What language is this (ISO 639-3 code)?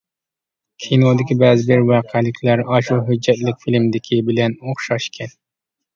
uig